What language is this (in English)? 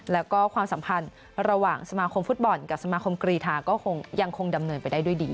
Thai